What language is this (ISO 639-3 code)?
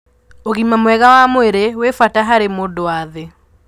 kik